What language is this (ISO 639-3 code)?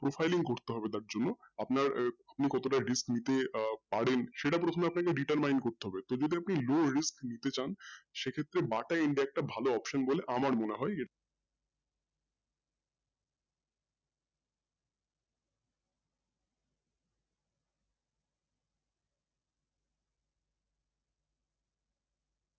ben